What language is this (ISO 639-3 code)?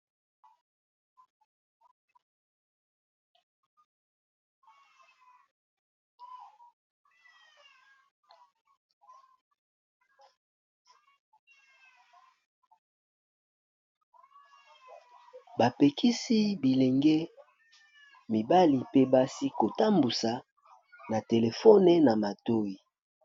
lin